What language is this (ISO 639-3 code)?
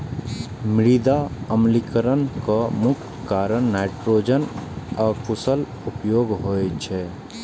mai